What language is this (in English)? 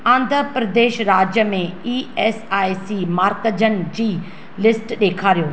Sindhi